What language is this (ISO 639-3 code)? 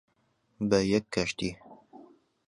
ckb